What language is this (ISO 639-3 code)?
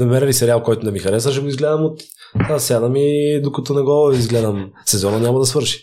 bul